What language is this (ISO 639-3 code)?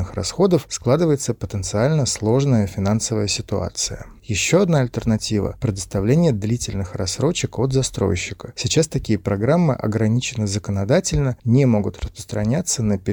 rus